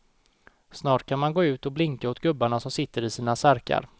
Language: Swedish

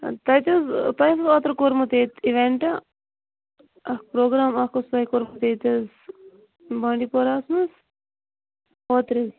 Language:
Kashmiri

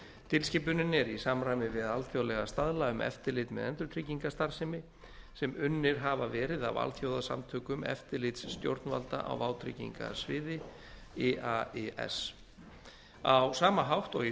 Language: Icelandic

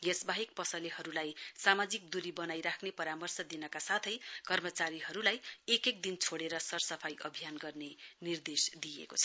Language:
Nepali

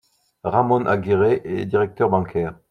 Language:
French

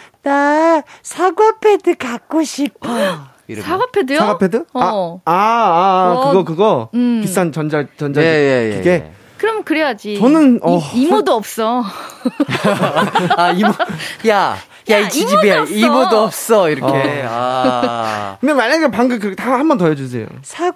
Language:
Korean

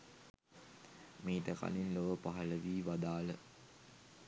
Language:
Sinhala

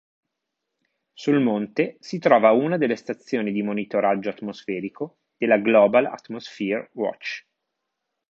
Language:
Italian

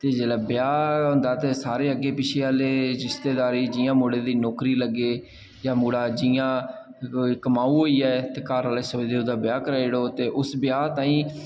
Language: Dogri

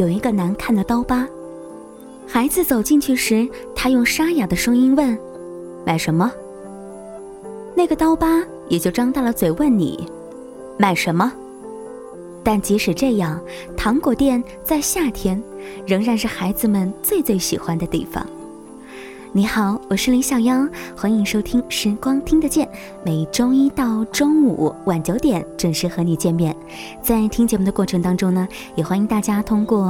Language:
Chinese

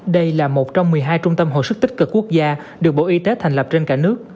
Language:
Vietnamese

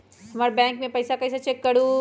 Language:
Magahi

